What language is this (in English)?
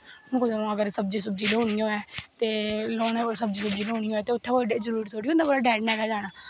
Dogri